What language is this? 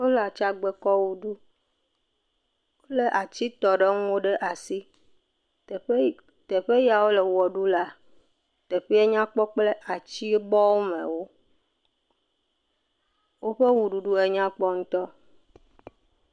Ewe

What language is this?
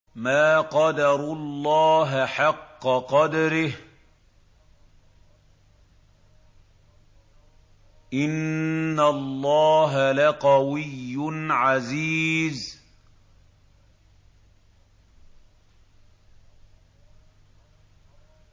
Arabic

